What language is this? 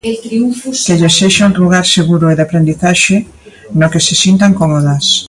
Galician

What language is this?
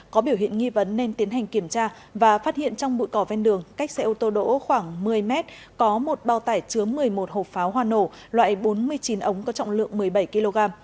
Vietnamese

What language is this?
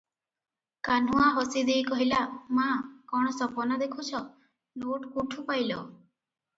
Odia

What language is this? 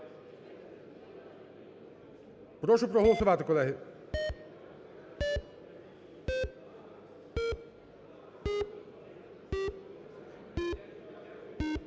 Ukrainian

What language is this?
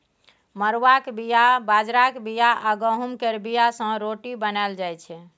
Maithili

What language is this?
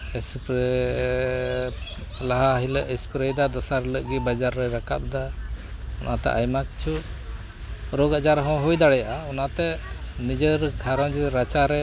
Santali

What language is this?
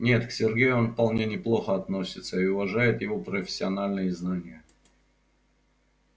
Russian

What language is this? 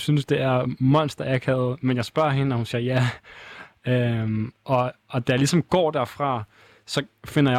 Danish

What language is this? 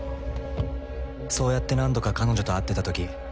Japanese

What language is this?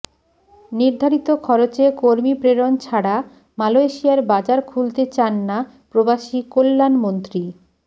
Bangla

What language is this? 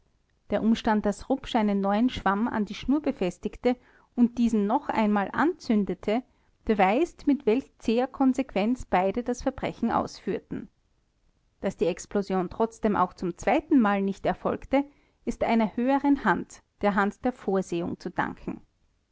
German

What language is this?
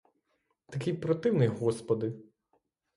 Ukrainian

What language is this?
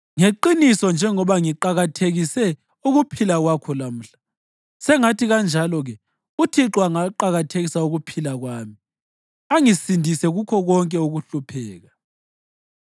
North Ndebele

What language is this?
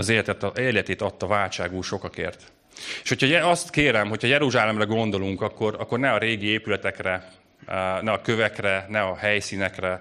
Hungarian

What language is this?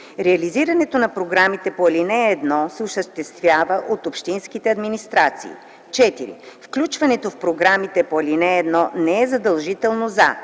Bulgarian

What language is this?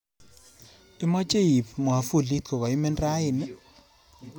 Kalenjin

